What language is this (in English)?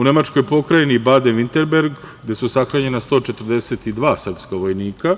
Serbian